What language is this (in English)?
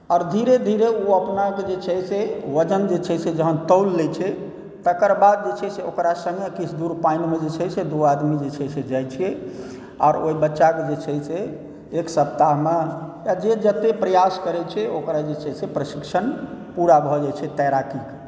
Maithili